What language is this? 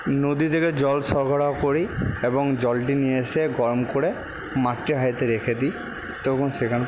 Bangla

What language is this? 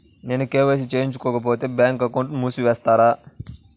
Telugu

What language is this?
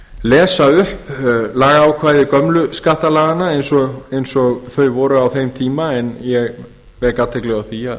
Icelandic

